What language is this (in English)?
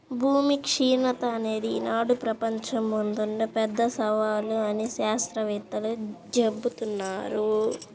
Telugu